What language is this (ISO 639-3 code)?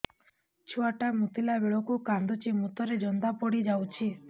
ori